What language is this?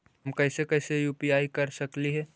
Magahi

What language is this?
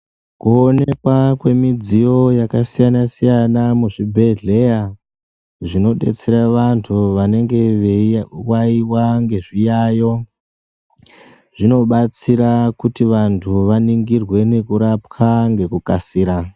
Ndau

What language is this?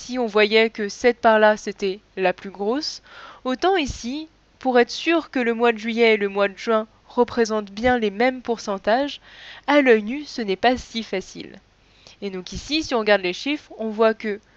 French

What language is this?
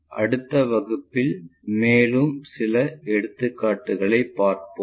Tamil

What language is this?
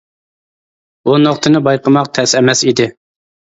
Uyghur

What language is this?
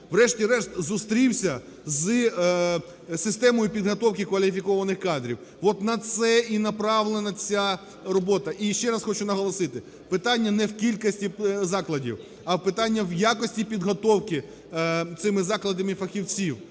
Ukrainian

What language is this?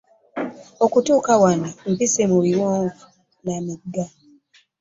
Ganda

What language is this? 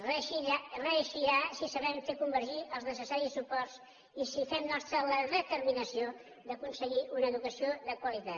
Catalan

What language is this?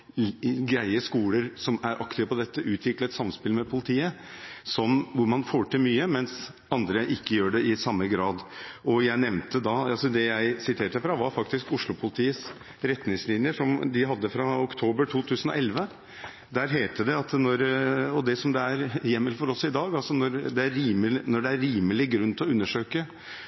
Norwegian Bokmål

